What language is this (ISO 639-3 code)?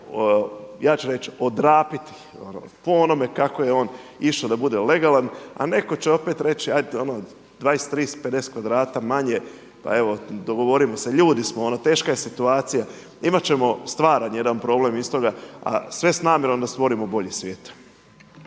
hrv